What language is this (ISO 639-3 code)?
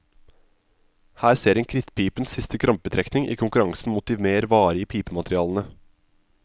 nor